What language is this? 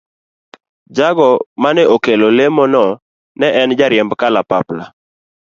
Luo (Kenya and Tanzania)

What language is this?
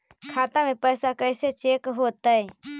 Magahi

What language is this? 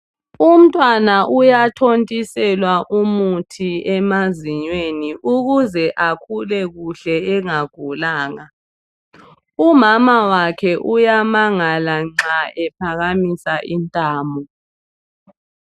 North Ndebele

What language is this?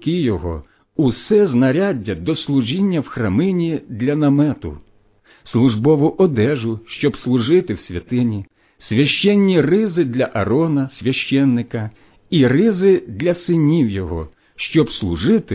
Ukrainian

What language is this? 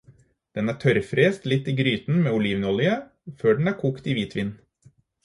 Norwegian Bokmål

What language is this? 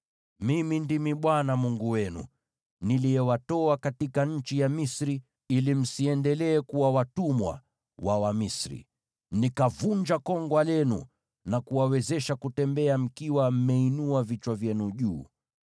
Swahili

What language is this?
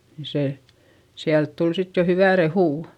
Finnish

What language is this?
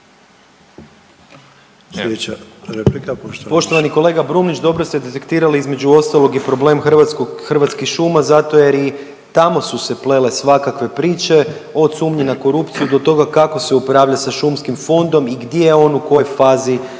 Croatian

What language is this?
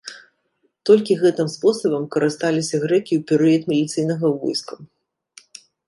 Belarusian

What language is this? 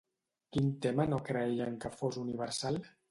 Catalan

